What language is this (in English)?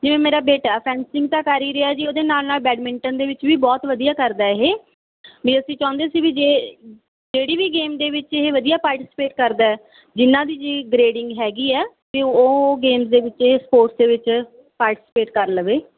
Punjabi